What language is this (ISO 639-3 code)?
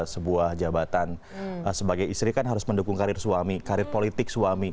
ind